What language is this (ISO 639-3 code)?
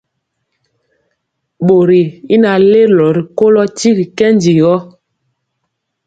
mcx